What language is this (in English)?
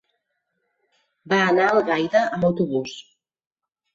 Catalan